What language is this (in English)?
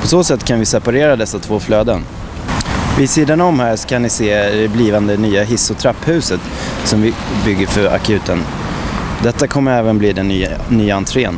Swedish